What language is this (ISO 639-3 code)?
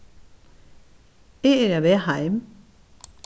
fao